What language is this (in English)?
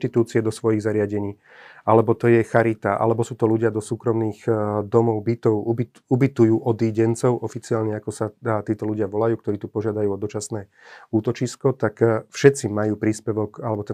Slovak